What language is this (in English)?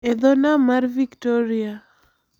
Luo (Kenya and Tanzania)